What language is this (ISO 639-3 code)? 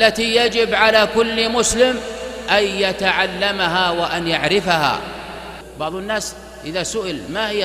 ara